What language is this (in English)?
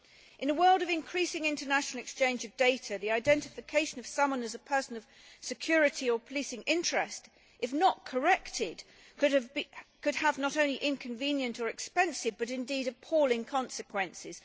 English